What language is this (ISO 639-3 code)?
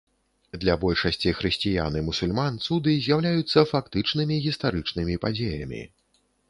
bel